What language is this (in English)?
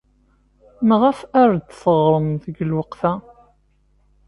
Kabyle